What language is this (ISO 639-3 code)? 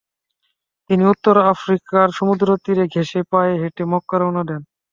ben